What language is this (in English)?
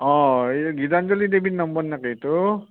Assamese